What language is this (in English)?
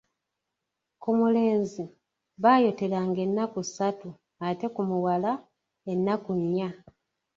Ganda